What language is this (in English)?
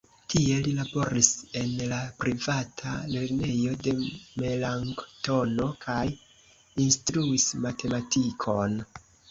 Esperanto